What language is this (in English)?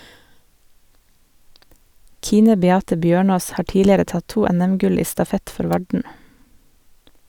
Norwegian